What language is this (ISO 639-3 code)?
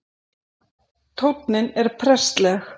isl